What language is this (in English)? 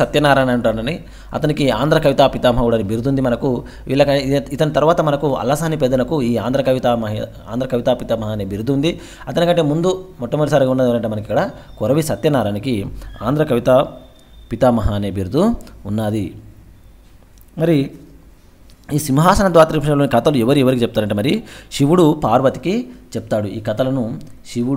Indonesian